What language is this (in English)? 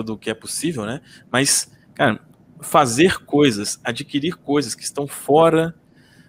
Portuguese